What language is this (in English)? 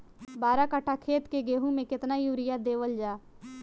Bhojpuri